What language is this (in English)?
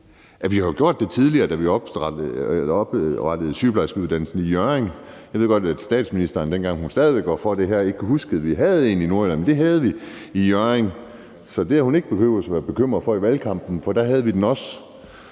Danish